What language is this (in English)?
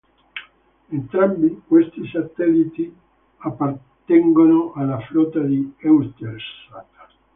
Italian